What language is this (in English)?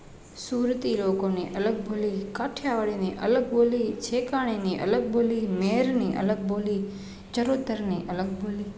Gujarati